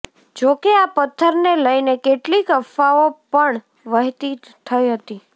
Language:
Gujarati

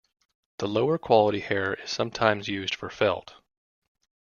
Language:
English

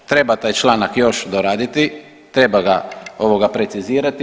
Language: Croatian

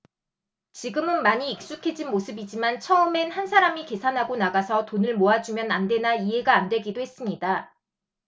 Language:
Korean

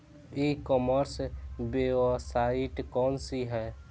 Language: Bhojpuri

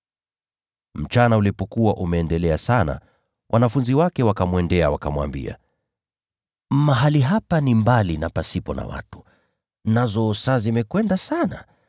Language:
Swahili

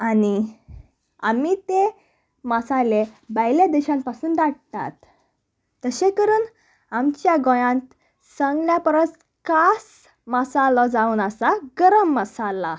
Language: Konkani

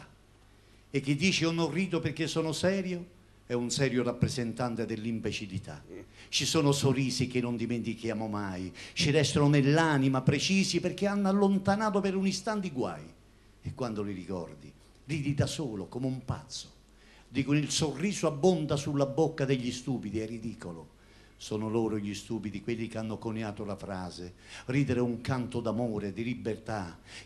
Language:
Italian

